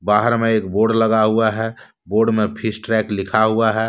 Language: Hindi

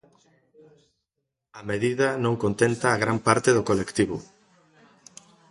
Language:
Galician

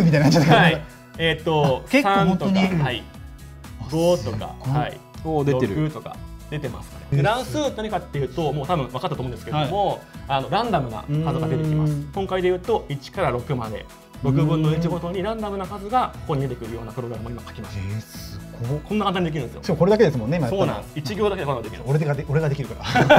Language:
Japanese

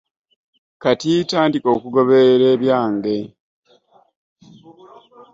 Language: Ganda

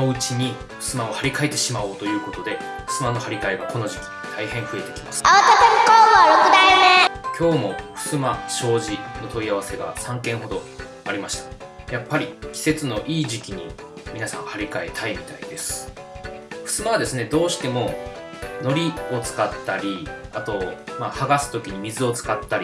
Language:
Japanese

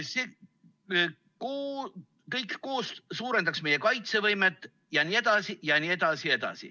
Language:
Estonian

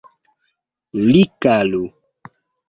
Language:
Esperanto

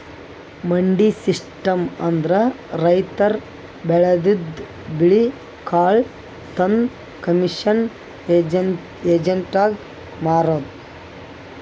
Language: Kannada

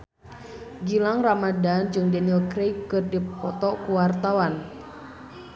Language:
Sundanese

